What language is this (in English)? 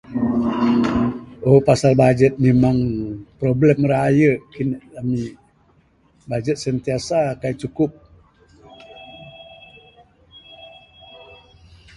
Bukar-Sadung Bidayuh